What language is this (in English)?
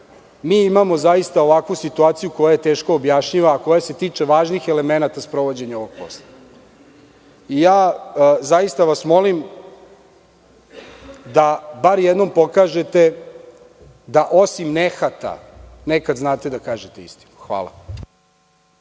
Serbian